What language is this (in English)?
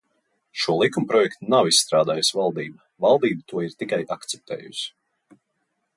Latvian